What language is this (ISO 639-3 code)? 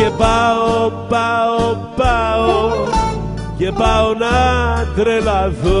ell